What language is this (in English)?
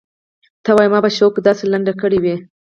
Pashto